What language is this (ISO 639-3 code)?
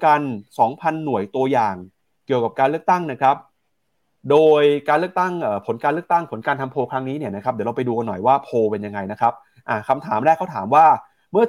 tha